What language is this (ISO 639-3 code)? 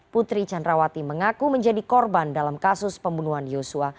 ind